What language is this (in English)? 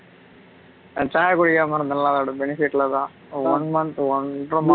Tamil